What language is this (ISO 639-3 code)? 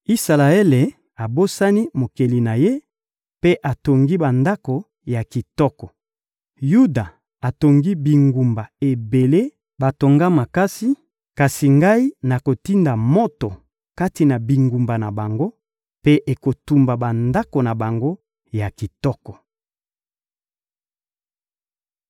lin